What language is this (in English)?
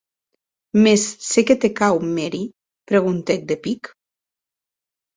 Occitan